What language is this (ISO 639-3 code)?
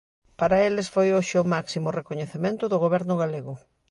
glg